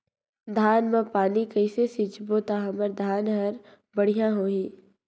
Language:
Chhattisgarhi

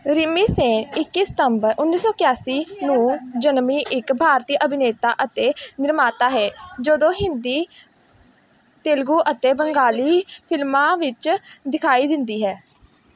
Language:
Punjabi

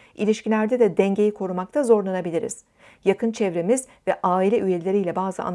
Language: Turkish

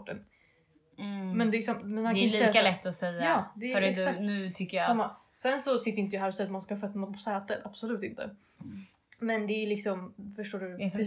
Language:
Swedish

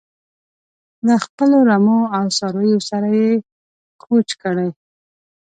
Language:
Pashto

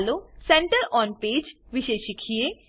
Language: Gujarati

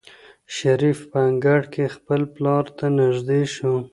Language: Pashto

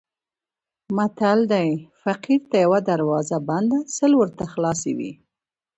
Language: Pashto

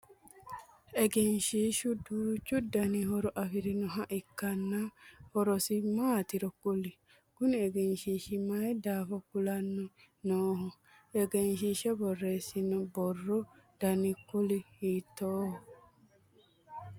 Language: Sidamo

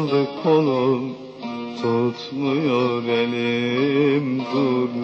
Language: Romanian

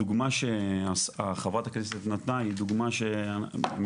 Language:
Hebrew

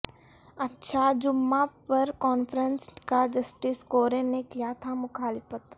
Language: Urdu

